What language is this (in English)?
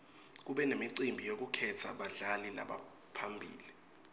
Swati